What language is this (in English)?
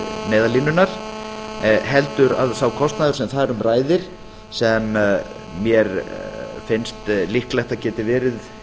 Icelandic